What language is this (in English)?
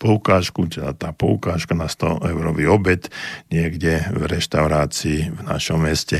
Slovak